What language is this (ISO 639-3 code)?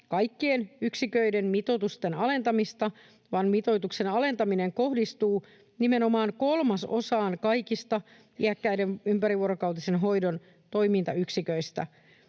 fin